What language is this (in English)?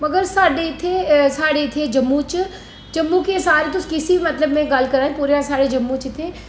Dogri